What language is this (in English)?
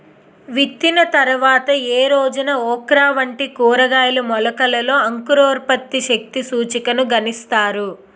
Telugu